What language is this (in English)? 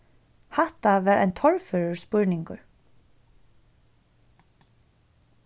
Faroese